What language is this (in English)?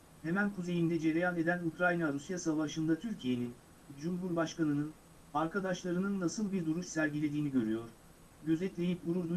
Turkish